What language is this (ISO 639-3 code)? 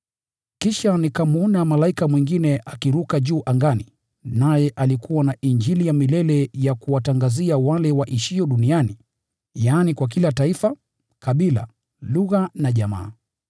swa